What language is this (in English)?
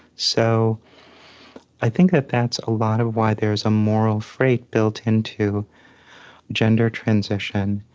English